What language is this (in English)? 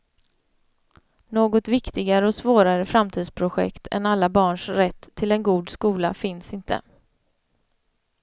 Swedish